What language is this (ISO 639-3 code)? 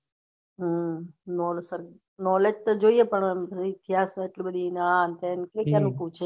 guj